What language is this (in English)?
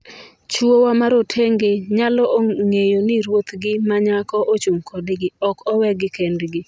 Luo (Kenya and Tanzania)